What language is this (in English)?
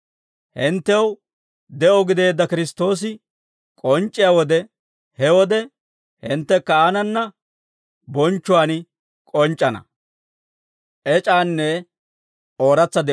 Dawro